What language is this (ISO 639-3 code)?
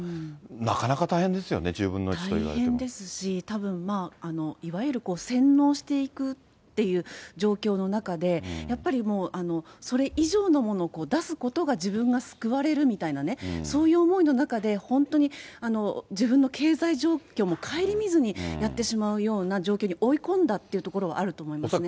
jpn